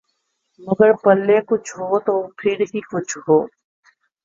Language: Urdu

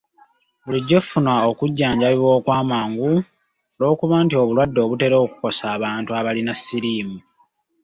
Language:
Ganda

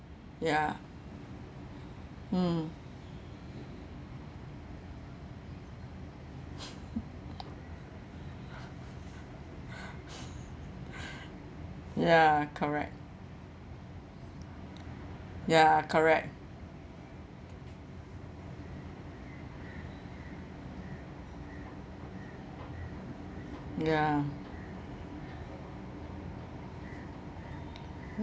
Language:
English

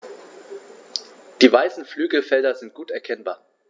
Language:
German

